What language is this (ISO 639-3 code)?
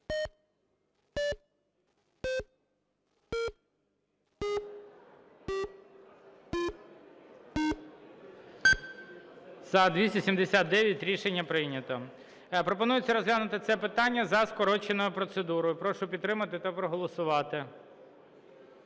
ukr